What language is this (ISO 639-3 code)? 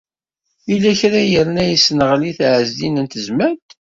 kab